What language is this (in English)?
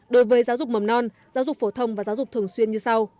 Vietnamese